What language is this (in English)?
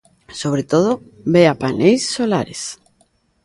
Galician